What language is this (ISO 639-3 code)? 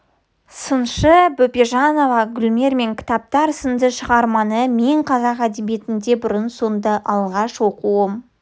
kaz